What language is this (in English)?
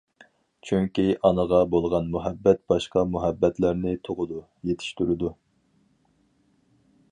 Uyghur